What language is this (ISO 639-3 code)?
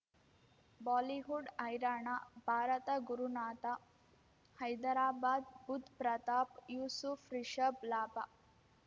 kan